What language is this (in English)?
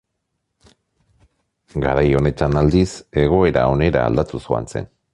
Basque